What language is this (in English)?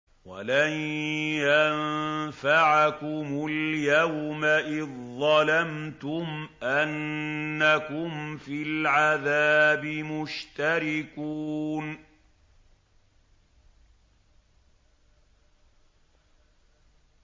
Arabic